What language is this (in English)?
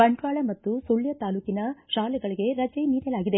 Kannada